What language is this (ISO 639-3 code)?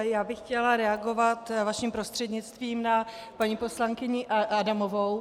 ces